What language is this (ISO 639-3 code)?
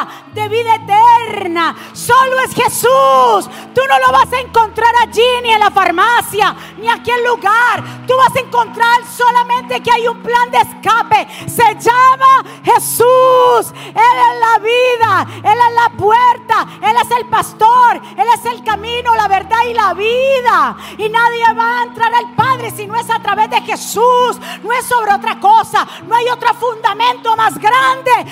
spa